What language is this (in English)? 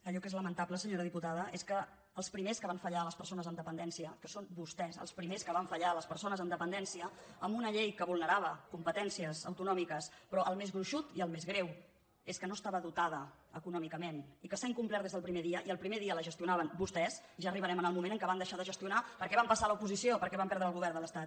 Catalan